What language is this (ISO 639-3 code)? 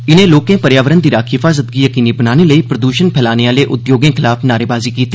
doi